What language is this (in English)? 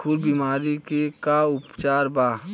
Bhojpuri